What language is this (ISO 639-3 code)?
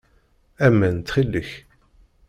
kab